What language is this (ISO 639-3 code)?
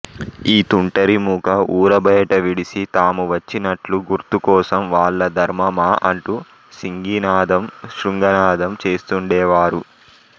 tel